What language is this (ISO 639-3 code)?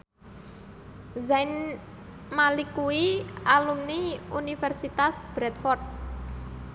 jav